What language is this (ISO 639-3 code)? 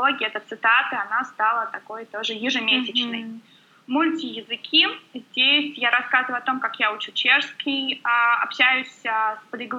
rus